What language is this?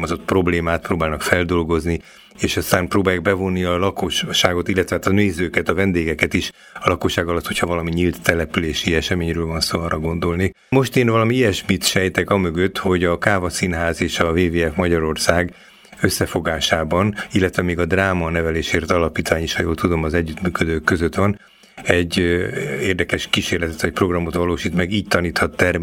Hungarian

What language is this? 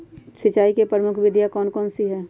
Magahi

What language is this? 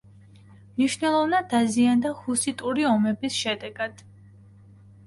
Georgian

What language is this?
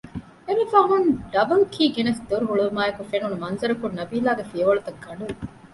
Divehi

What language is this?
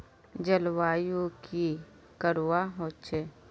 Magahi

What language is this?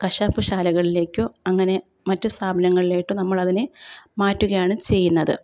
Malayalam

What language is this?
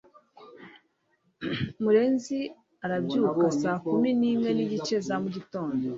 Kinyarwanda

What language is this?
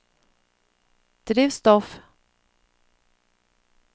Norwegian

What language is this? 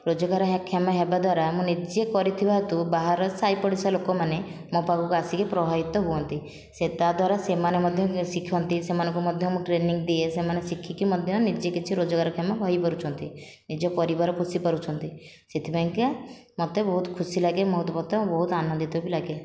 Odia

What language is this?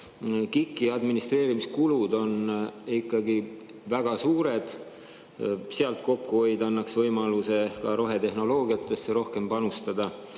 Estonian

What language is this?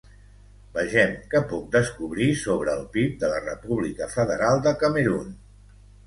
Catalan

